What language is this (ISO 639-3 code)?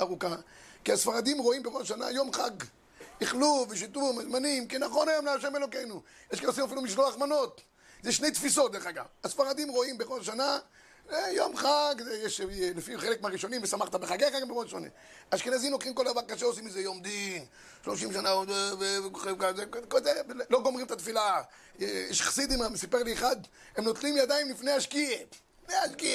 heb